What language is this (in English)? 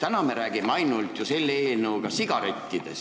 Estonian